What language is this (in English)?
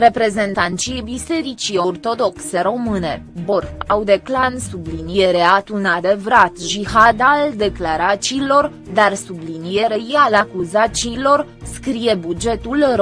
Romanian